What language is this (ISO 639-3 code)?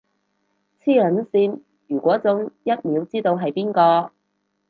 yue